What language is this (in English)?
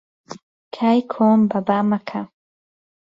Central Kurdish